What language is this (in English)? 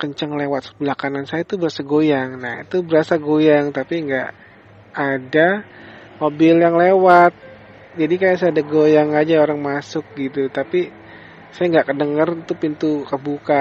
Indonesian